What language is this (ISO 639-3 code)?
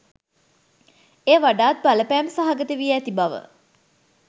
sin